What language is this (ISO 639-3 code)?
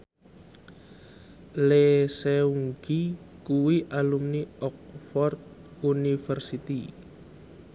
jav